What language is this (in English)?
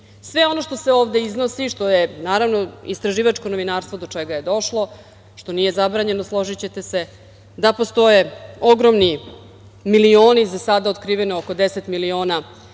Serbian